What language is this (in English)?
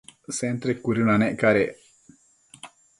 Matsés